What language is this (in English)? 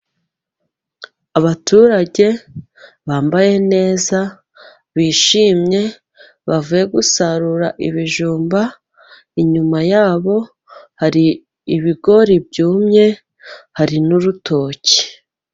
Kinyarwanda